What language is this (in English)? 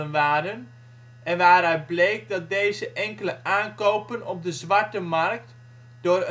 Dutch